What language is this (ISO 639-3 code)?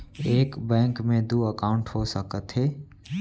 hne